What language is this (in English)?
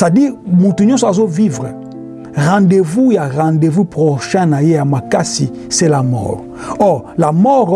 French